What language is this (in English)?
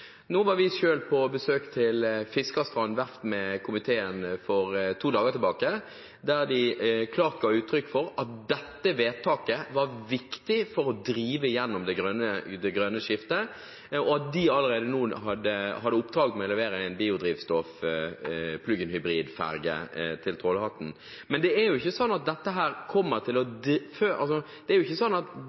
Norwegian Bokmål